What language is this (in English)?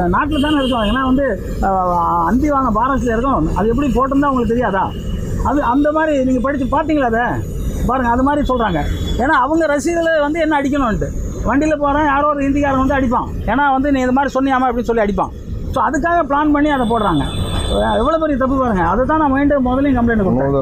Tamil